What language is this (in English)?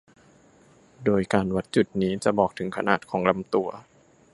Thai